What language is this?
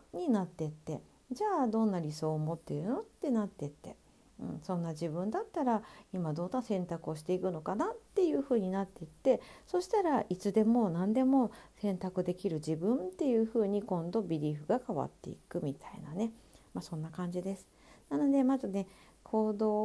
Japanese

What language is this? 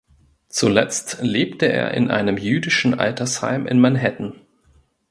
German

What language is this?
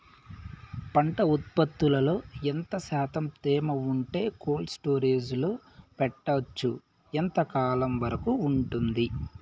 Telugu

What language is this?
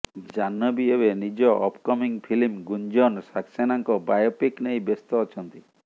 Odia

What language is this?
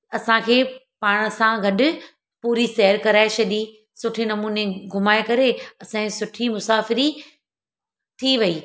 Sindhi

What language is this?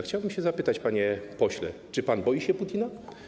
Polish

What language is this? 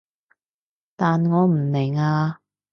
Cantonese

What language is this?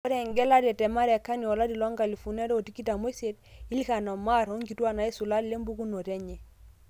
Masai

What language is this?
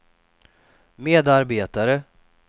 Swedish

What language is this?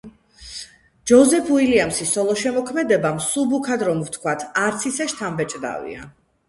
Georgian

